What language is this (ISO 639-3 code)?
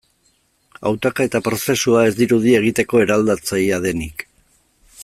eus